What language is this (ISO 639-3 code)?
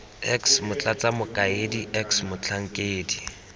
tsn